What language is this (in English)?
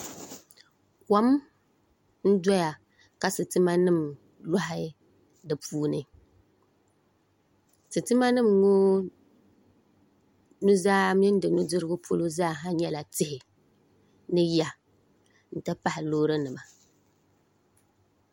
Dagbani